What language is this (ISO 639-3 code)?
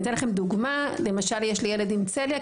heb